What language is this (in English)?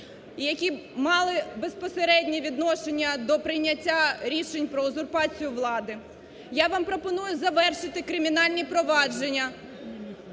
Ukrainian